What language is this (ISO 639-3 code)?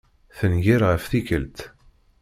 kab